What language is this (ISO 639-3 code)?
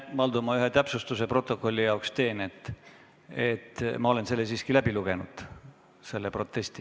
est